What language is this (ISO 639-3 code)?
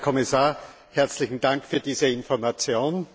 deu